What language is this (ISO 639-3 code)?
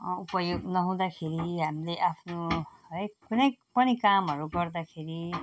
nep